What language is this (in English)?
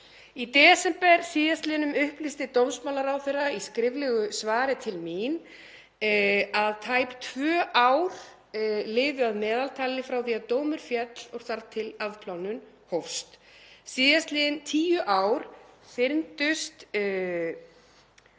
Icelandic